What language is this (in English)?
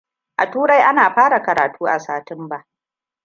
Hausa